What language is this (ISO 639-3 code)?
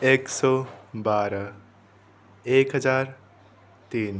nep